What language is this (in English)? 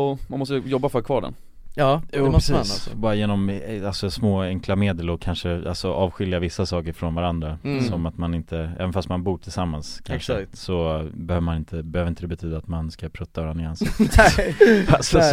Swedish